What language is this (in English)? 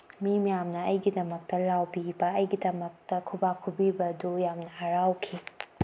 Manipuri